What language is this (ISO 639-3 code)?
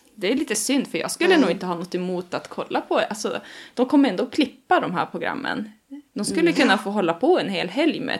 swe